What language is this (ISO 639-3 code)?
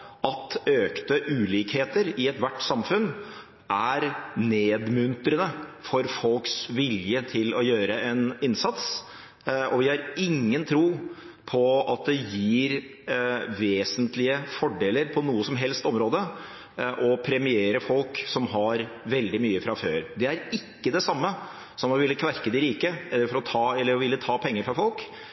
nob